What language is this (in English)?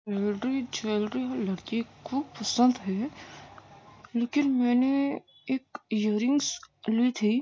Urdu